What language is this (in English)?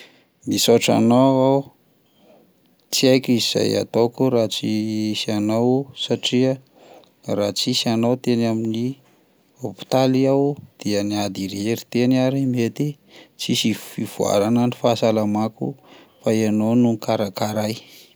Malagasy